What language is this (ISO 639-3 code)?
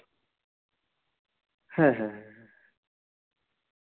sat